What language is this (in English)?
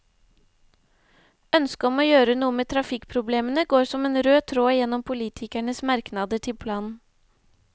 Norwegian